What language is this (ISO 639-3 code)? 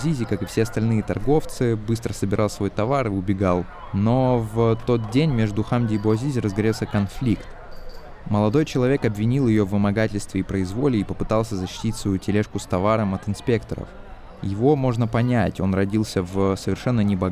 rus